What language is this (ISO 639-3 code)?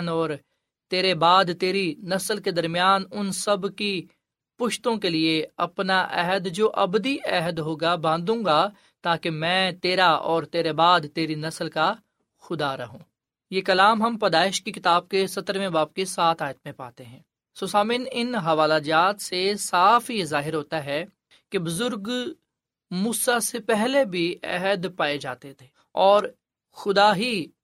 urd